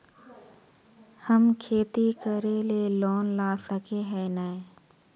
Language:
Magahi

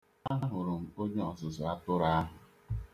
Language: Igbo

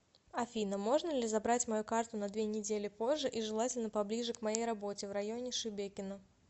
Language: Russian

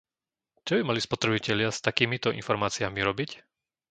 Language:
Slovak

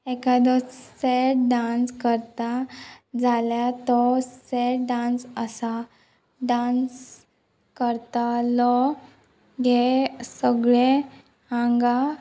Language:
Konkani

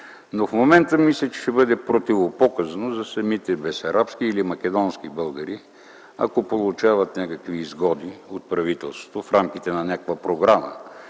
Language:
Bulgarian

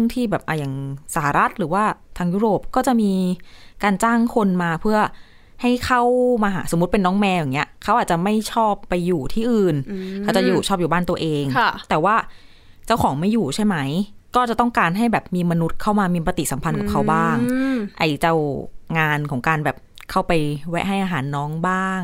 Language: Thai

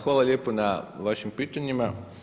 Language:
Croatian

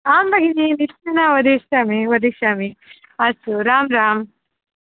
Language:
Sanskrit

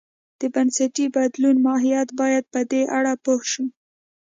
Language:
Pashto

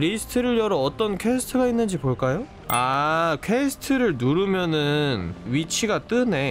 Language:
Korean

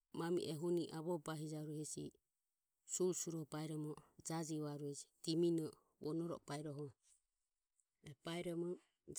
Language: Ömie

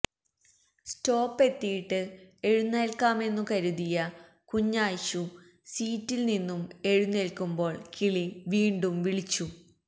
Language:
Malayalam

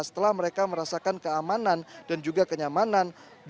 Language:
Indonesian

